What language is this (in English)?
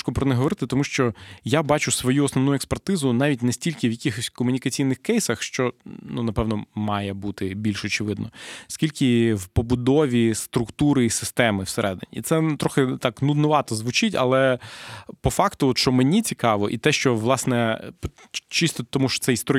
Ukrainian